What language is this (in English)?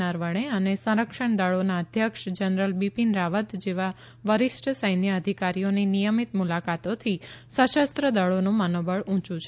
Gujarati